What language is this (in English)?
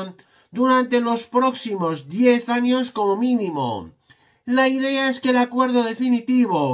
Spanish